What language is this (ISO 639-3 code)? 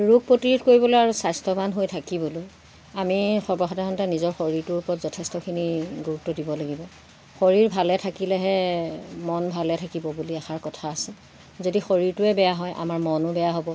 asm